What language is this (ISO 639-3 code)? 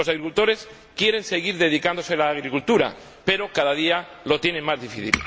spa